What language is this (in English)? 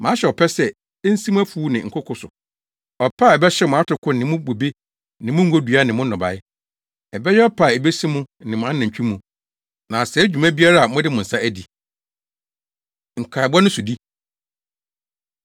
Akan